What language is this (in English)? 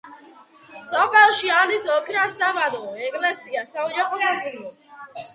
Georgian